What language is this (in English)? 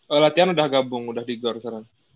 Indonesian